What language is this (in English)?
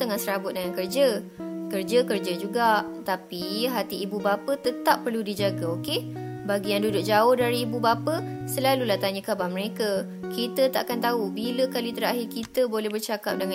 Malay